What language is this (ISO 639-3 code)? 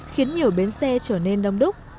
vie